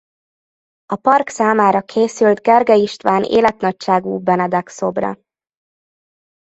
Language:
Hungarian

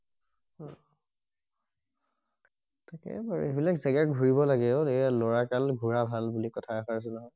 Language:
Assamese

